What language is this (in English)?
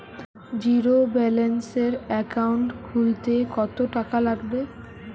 Bangla